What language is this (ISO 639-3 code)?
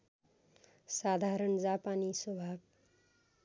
nep